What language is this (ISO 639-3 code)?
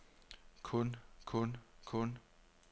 dan